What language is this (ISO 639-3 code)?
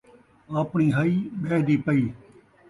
skr